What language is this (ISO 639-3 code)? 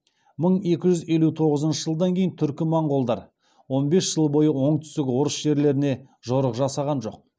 kaz